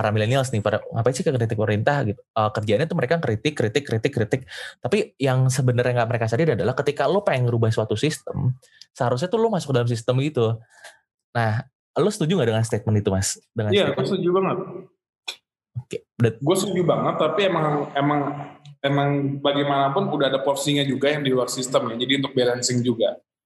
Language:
Indonesian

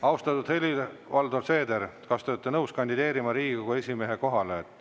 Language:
Estonian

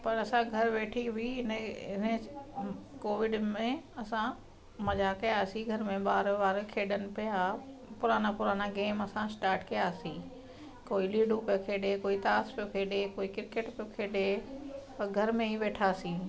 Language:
Sindhi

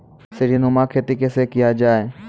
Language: Maithili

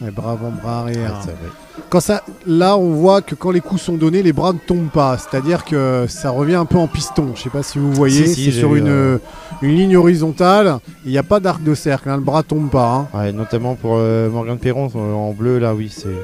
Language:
French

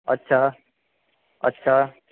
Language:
Gujarati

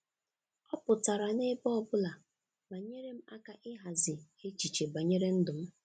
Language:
Igbo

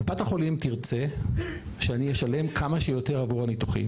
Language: Hebrew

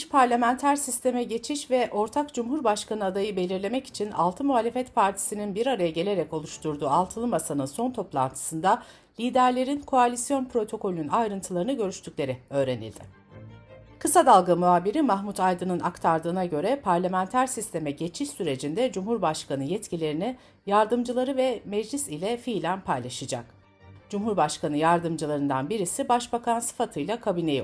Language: Turkish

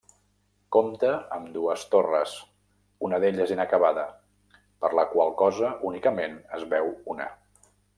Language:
Catalan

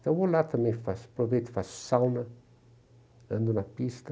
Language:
Portuguese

